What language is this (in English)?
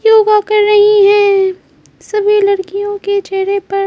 Hindi